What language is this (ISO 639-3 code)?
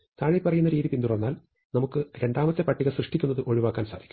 mal